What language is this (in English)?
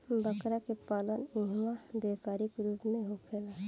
Bhojpuri